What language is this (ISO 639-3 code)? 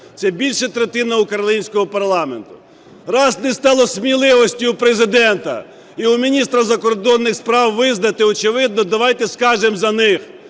ukr